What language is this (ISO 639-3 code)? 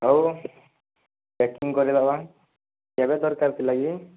ori